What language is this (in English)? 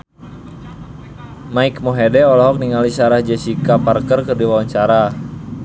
Sundanese